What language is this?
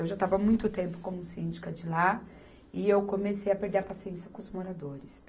Portuguese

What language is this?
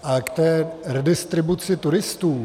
Czech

